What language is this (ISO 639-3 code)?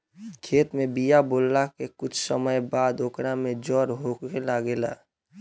bho